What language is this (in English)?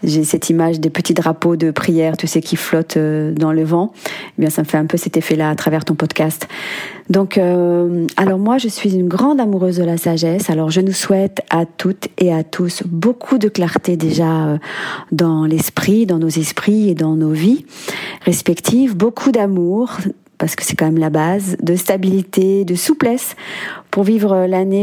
French